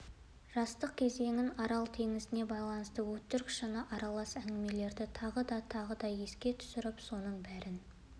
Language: Kazakh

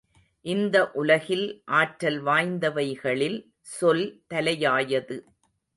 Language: Tamil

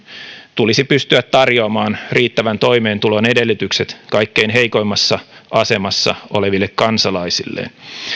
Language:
Finnish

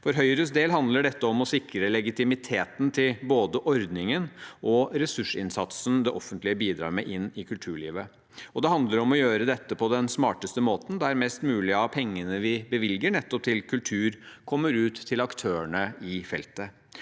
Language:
Norwegian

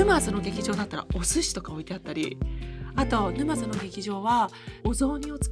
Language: Japanese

